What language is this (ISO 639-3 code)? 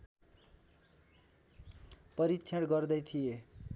nep